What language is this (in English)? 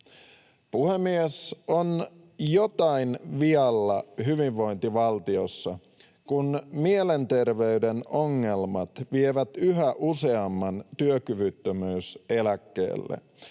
Finnish